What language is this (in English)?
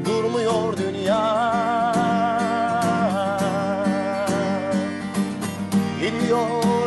Turkish